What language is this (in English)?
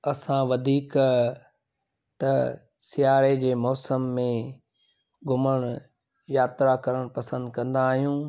Sindhi